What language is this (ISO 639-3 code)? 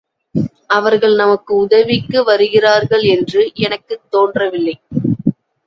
tam